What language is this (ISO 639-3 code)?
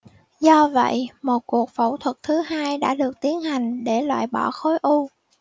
vie